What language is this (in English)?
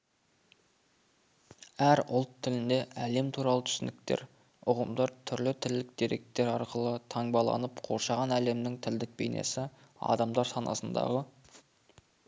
Kazakh